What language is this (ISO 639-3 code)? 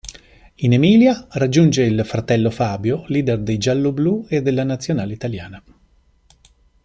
ita